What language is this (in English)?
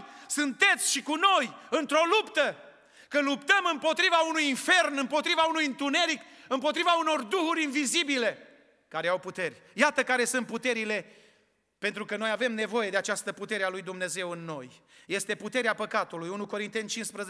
Romanian